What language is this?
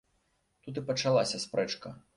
Belarusian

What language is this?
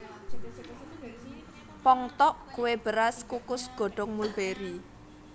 Javanese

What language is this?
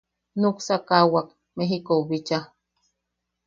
Yaqui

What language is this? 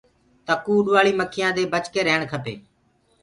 Gurgula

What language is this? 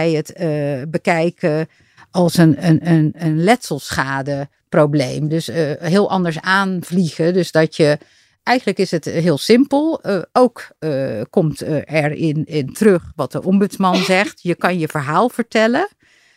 Dutch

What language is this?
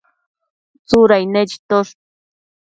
Matsés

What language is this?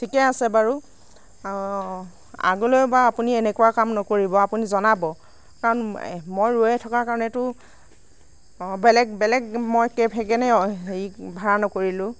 Assamese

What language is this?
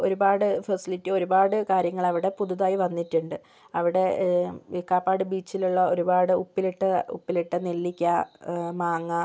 Malayalam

